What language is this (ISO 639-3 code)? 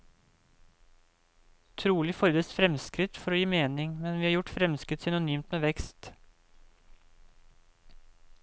nor